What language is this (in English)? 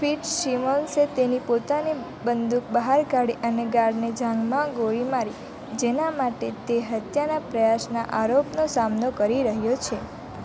Gujarati